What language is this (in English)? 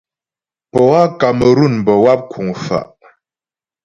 Ghomala